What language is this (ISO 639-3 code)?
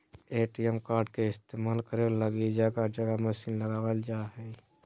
mag